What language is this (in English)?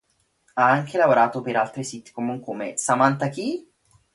Italian